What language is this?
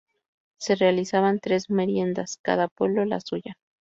Spanish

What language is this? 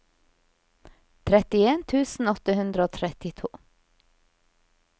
Norwegian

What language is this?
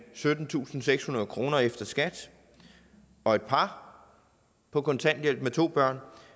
Danish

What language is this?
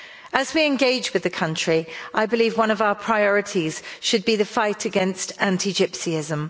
English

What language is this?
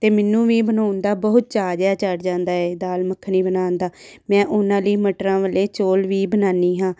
Punjabi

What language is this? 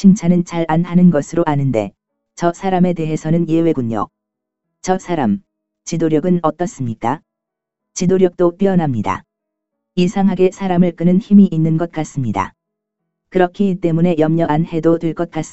Korean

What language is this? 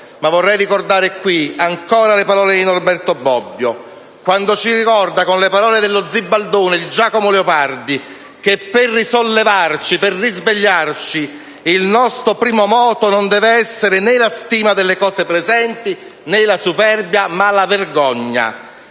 Italian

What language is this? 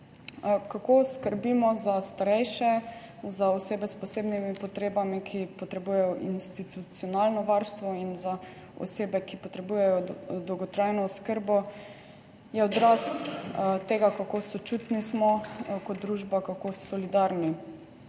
Slovenian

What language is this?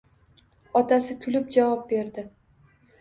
Uzbek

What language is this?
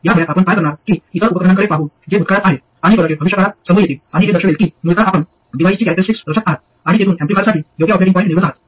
Marathi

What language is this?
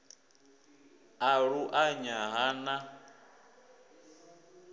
Venda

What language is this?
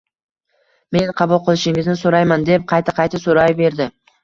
Uzbek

